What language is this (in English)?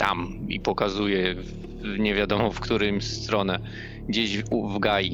Polish